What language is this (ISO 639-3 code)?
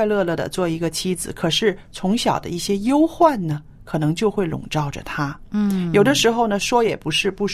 zho